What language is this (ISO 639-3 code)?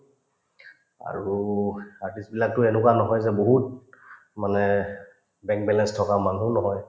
asm